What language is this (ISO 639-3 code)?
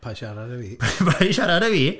cym